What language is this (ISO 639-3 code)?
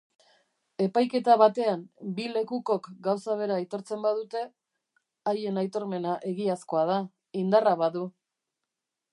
eus